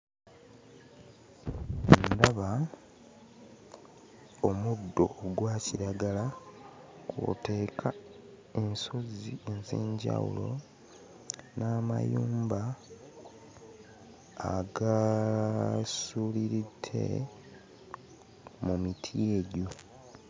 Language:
Ganda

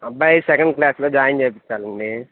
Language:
Telugu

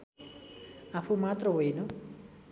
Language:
Nepali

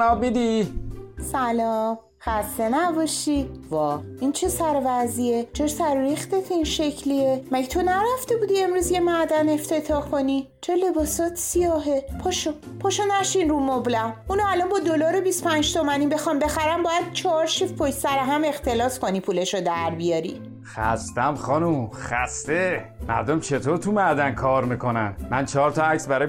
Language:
Persian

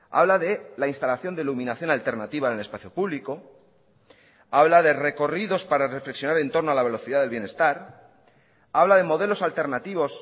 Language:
Spanish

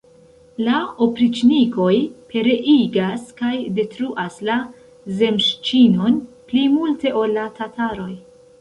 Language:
Esperanto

